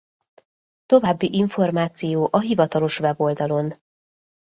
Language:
Hungarian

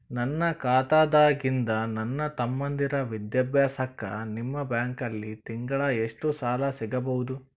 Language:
Kannada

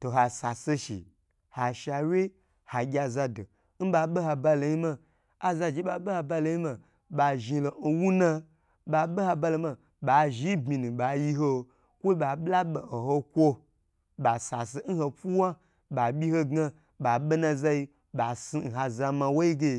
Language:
Gbagyi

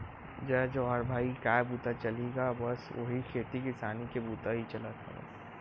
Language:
Chhattisgarhi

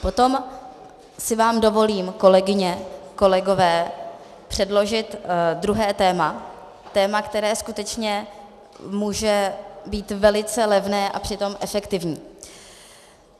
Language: Czech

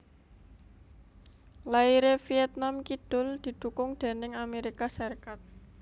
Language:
Javanese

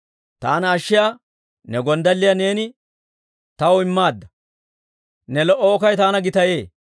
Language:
Dawro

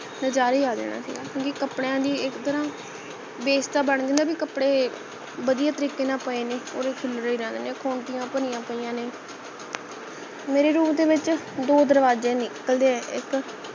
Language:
Punjabi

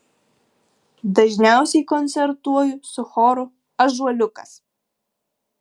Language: Lithuanian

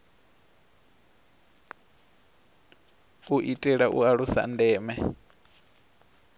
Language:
Venda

